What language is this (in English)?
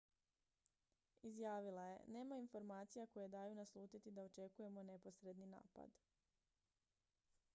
Croatian